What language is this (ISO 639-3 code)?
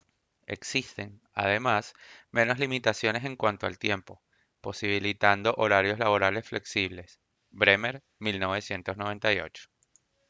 spa